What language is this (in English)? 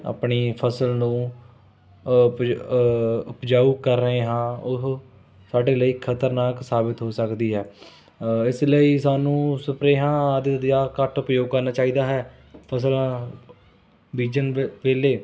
Punjabi